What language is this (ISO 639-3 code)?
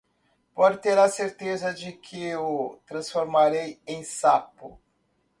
por